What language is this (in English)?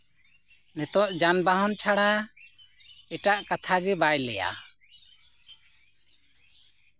Santali